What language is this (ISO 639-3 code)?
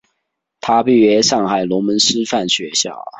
zho